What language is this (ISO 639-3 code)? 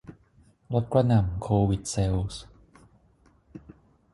tha